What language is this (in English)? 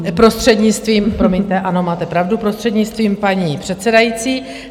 Czech